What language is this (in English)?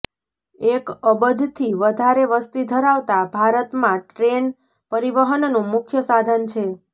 Gujarati